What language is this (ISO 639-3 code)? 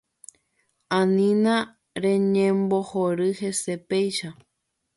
grn